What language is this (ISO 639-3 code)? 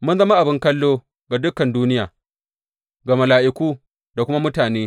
hau